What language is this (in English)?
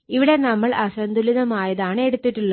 Malayalam